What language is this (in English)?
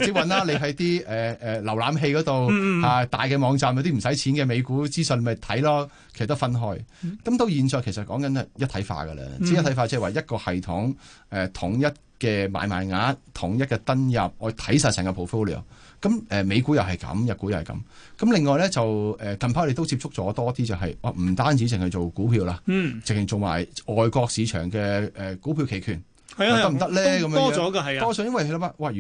Chinese